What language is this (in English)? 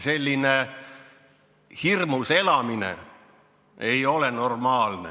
Estonian